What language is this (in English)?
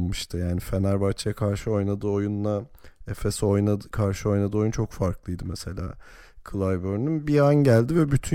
Turkish